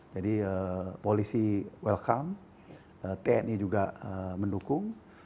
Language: Indonesian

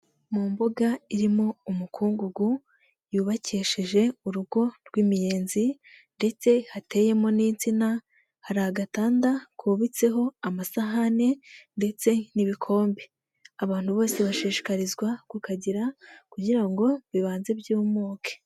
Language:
Kinyarwanda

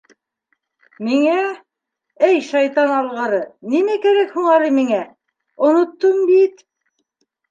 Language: Bashkir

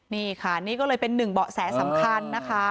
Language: Thai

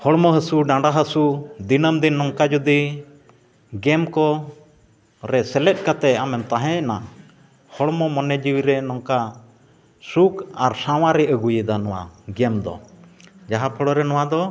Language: Santali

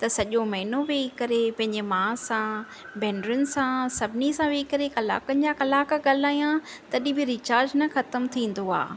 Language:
Sindhi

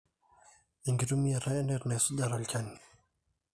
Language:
Masai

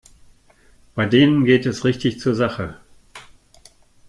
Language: German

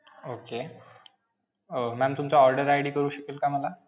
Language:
Marathi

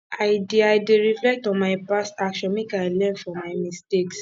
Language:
Nigerian Pidgin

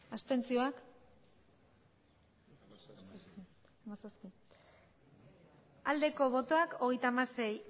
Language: Basque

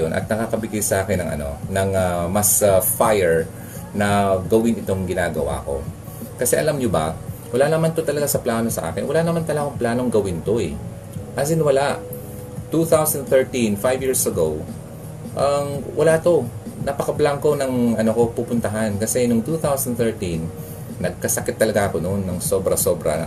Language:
Filipino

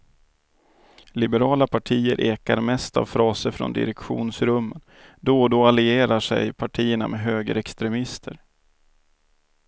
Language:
Swedish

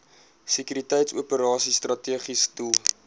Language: Afrikaans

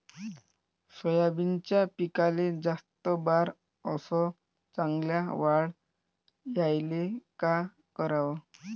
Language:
Marathi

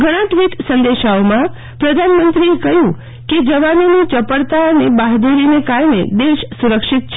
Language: Gujarati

